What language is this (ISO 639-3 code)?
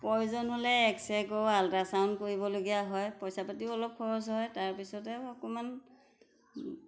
asm